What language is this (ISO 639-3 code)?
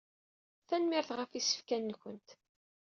kab